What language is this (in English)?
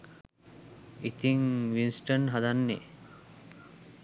Sinhala